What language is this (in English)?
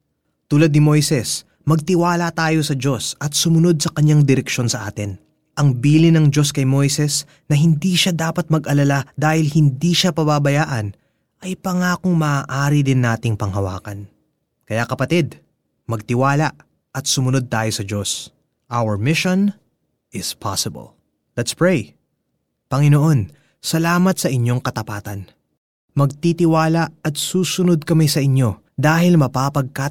Filipino